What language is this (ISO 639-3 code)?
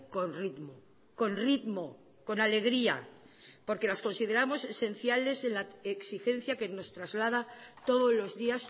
spa